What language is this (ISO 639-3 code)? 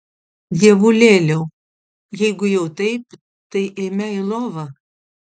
lit